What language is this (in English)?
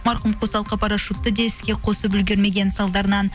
Kazakh